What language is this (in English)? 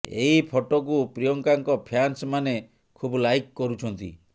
Odia